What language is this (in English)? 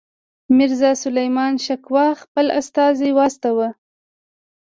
Pashto